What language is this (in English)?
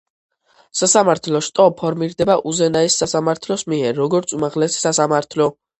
Georgian